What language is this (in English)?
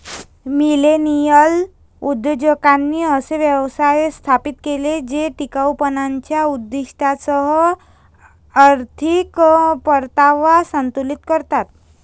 Marathi